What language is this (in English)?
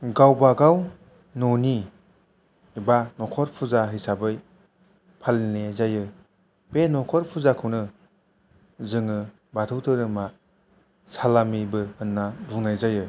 Bodo